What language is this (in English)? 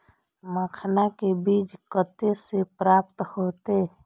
Maithili